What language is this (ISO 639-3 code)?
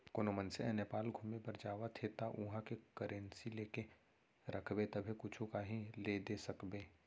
hne